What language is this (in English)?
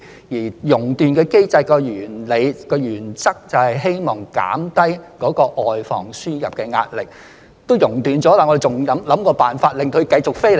Cantonese